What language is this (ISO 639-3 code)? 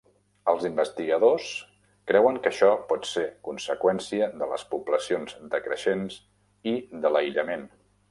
cat